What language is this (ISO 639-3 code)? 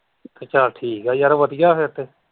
pan